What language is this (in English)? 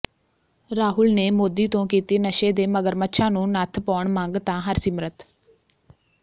Punjabi